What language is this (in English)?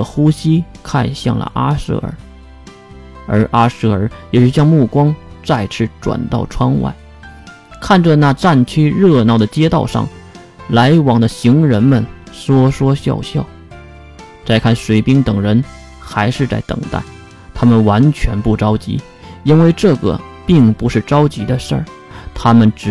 Chinese